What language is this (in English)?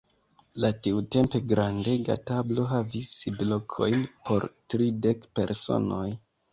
Esperanto